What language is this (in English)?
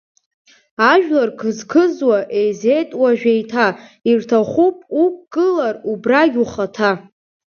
Abkhazian